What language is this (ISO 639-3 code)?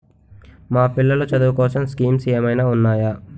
tel